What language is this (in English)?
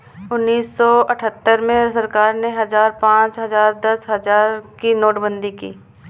Hindi